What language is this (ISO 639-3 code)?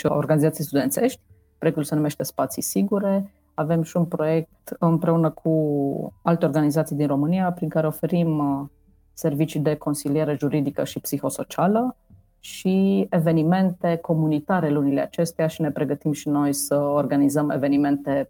ron